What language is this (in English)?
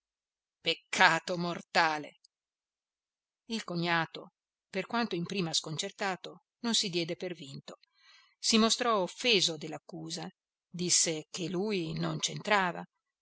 Italian